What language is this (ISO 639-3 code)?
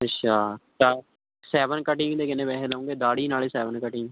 pan